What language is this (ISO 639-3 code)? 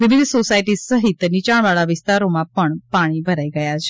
guj